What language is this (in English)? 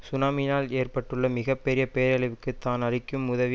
Tamil